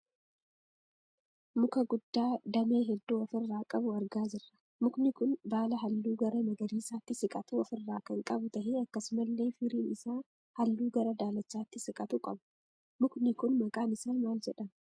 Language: Oromo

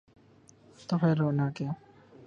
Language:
Urdu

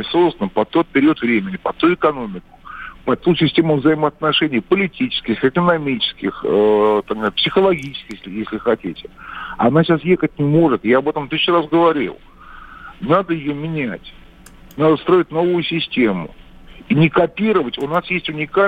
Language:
Russian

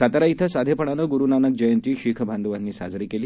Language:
Marathi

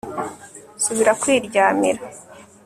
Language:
Kinyarwanda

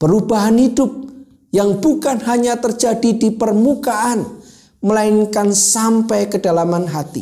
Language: Indonesian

